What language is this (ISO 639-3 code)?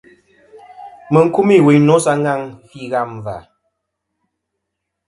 bkm